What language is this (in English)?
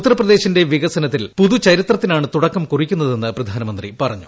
Malayalam